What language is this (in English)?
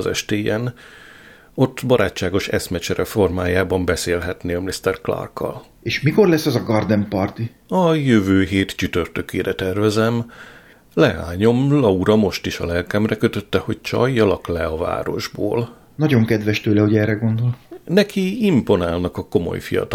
Hungarian